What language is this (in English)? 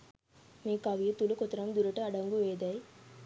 Sinhala